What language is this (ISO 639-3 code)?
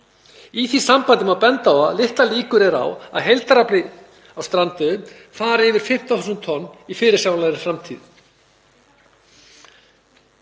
isl